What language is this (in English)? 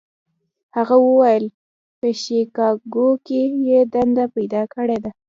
Pashto